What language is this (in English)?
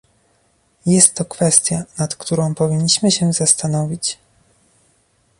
Polish